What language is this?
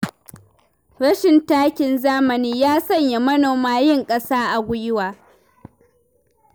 Hausa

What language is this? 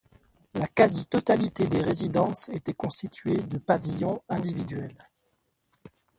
French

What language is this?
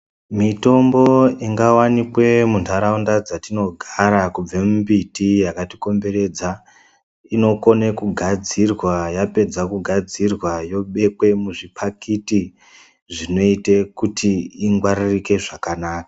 Ndau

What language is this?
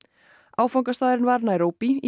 Icelandic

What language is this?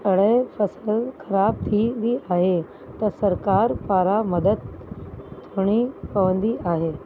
Sindhi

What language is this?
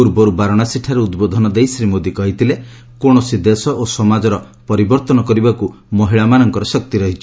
Odia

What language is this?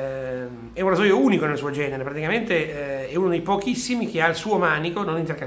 Italian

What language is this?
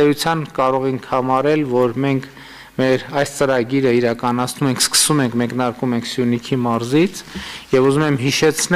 Turkish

